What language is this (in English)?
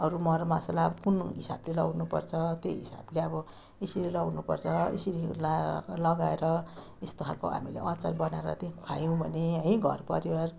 Nepali